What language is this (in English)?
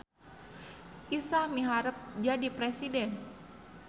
Sundanese